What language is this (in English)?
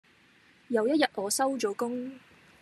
Cantonese